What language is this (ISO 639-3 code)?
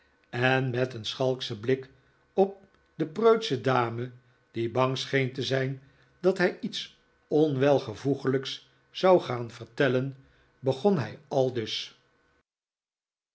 nld